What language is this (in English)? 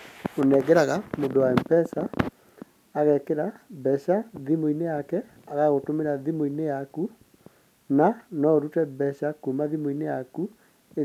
Kikuyu